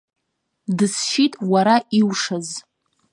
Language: Abkhazian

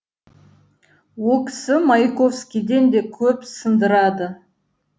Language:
Kazakh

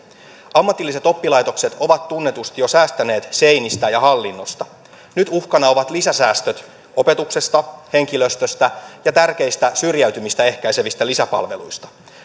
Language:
Finnish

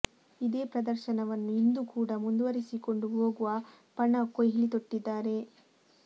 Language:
Kannada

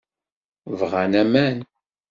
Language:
Kabyle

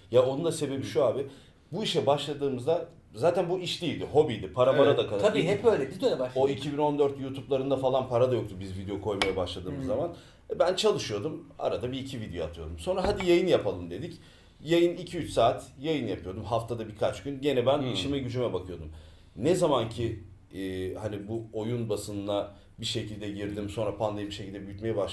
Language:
Turkish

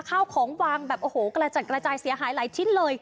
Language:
Thai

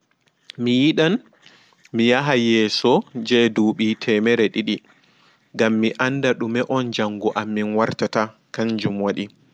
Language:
Fula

